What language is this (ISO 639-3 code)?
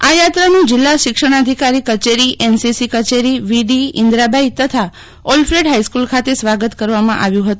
guj